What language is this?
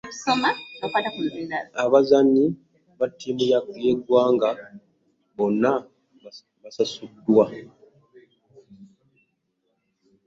Ganda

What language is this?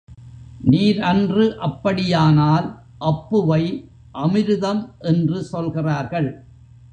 Tamil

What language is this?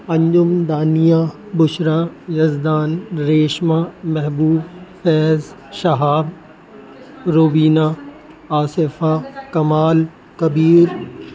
Urdu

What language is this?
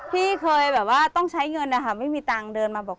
Thai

